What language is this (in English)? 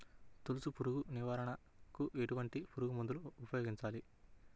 Telugu